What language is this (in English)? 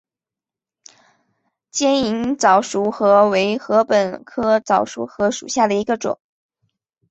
Chinese